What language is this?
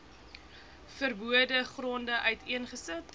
Afrikaans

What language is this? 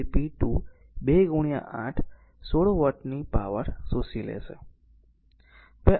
Gujarati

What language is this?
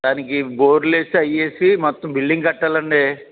Telugu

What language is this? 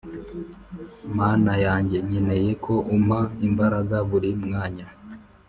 Kinyarwanda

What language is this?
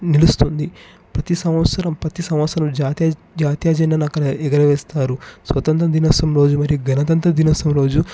Telugu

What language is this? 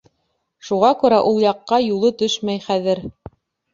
Bashkir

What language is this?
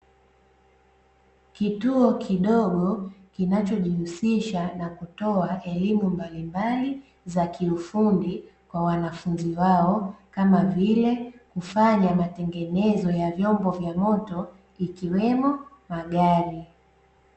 Swahili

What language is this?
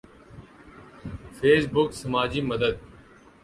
Urdu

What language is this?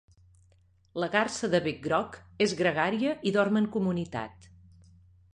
Catalan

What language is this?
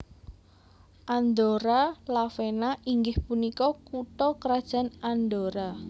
Javanese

